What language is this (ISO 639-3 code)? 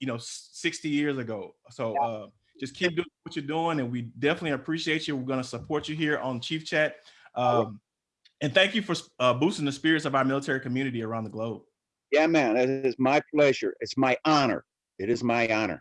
eng